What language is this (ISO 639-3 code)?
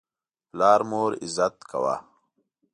pus